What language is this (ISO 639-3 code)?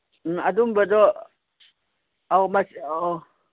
mni